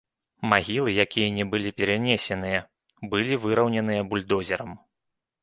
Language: Belarusian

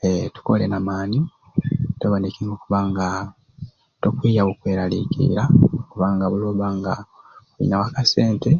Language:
Ruuli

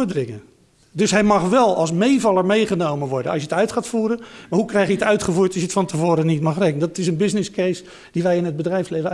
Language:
Dutch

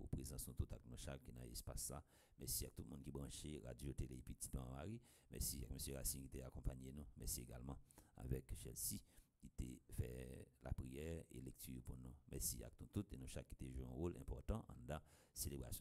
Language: French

